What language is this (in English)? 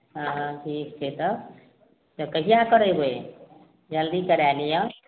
Maithili